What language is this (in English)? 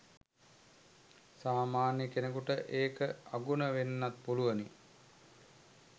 Sinhala